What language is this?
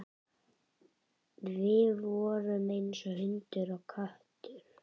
Icelandic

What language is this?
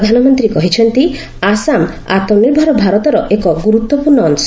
Odia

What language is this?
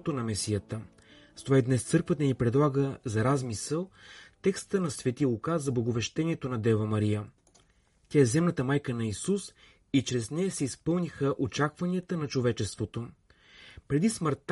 Bulgarian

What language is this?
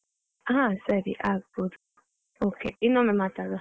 Kannada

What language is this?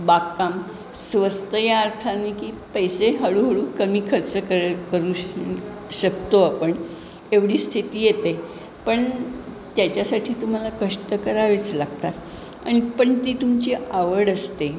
Marathi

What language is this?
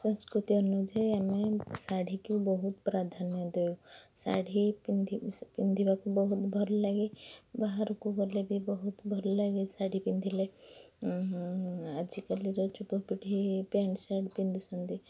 Odia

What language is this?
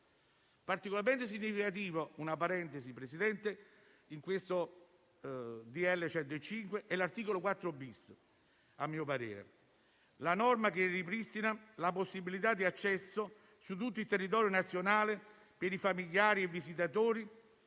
Italian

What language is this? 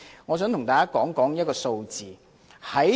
Cantonese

